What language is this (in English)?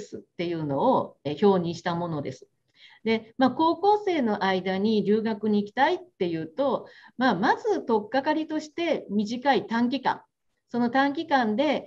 Japanese